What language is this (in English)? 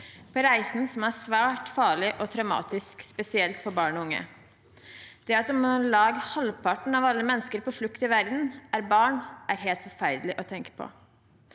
Norwegian